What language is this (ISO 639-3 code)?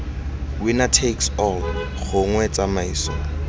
tsn